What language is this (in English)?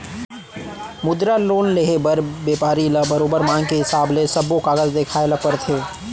Chhattisgarhi